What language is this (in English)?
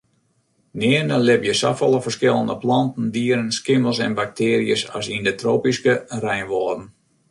Western Frisian